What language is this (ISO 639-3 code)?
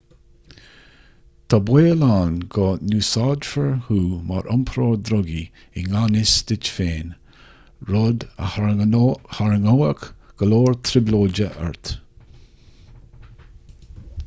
gle